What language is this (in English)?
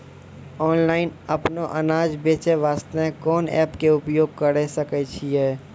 Maithili